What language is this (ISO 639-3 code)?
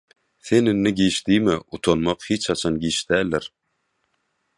tuk